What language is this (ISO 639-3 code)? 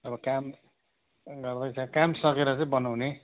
nep